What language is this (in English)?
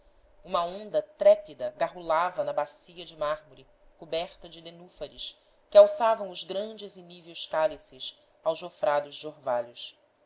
Portuguese